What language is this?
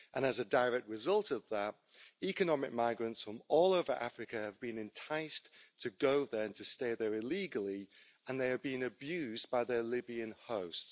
English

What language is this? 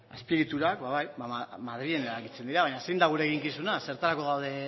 Basque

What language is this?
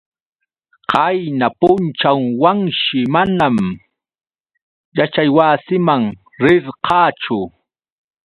Yauyos Quechua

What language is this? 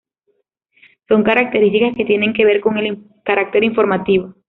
Spanish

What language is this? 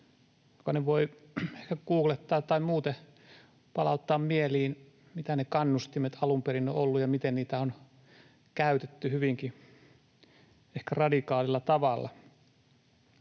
Finnish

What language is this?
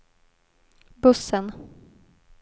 Swedish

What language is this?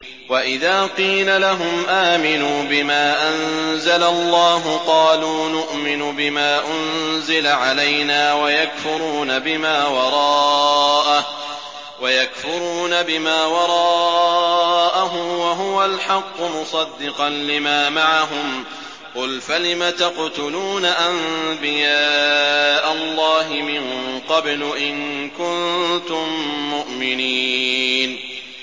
Arabic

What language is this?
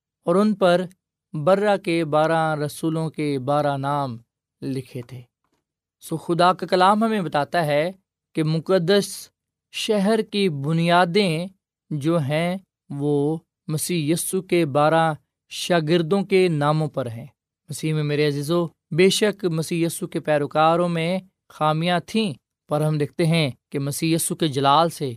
Urdu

